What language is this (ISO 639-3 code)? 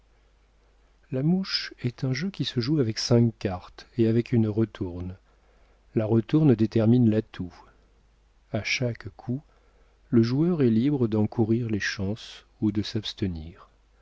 fra